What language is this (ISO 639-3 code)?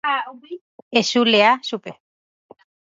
grn